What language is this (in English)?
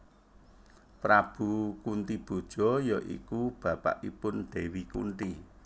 Javanese